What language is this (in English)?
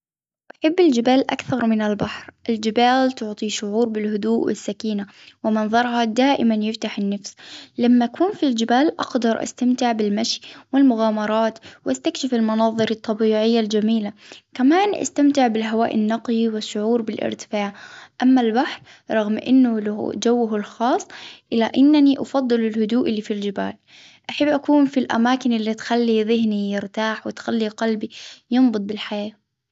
Hijazi Arabic